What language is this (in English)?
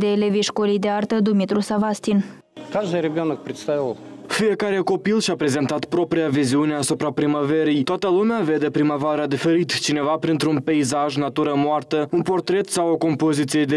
Romanian